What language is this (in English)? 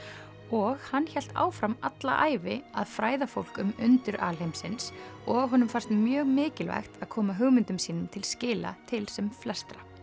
Icelandic